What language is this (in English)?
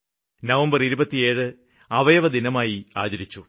Malayalam